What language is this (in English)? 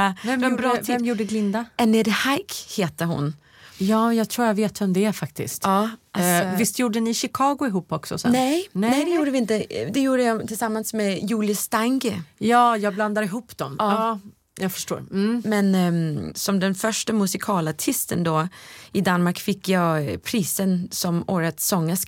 Swedish